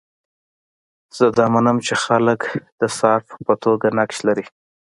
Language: Pashto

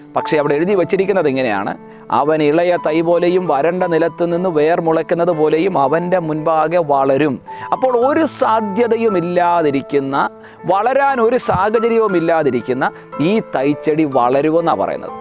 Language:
Romanian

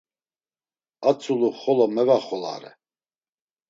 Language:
Laz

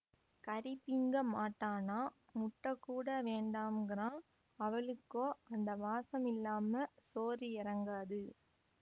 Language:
Tamil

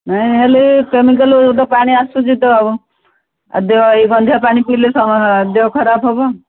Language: Odia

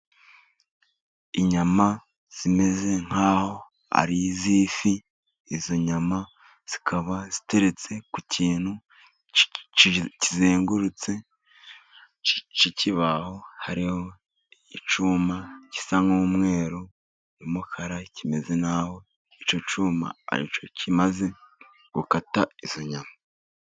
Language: Kinyarwanda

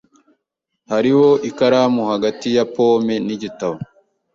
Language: Kinyarwanda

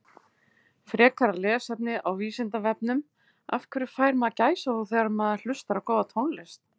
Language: Icelandic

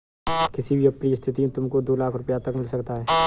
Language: Hindi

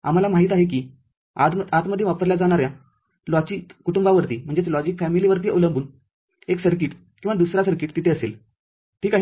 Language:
Marathi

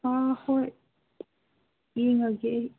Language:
Manipuri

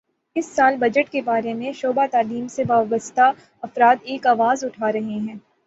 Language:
Urdu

